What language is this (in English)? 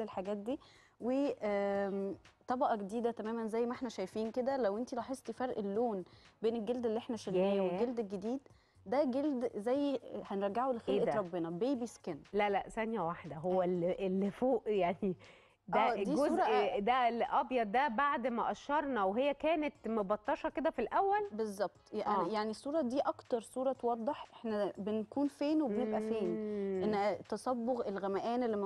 Arabic